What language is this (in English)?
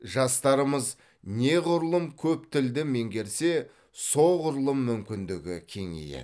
Kazakh